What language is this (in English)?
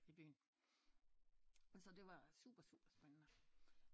Danish